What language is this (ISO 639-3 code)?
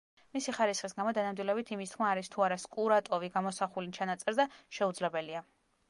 kat